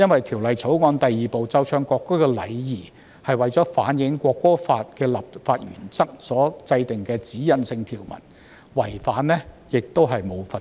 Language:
Cantonese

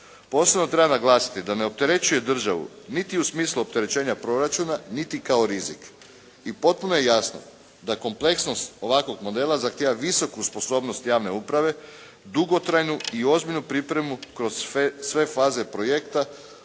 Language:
Croatian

